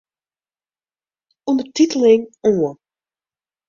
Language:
Western Frisian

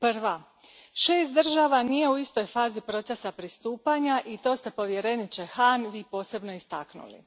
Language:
Croatian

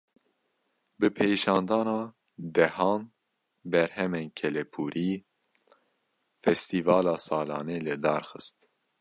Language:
Kurdish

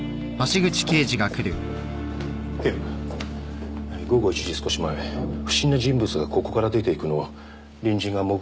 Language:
Japanese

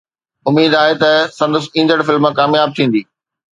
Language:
Sindhi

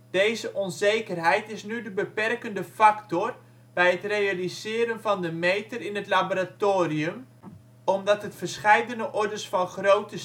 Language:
Dutch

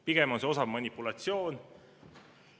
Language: Estonian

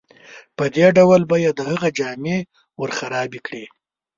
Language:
Pashto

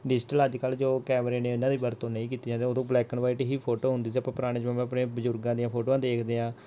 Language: Punjabi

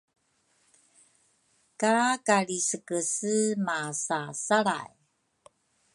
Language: Rukai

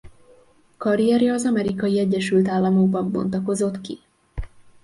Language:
Hungarian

